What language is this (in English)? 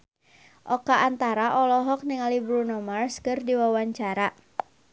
Sundanese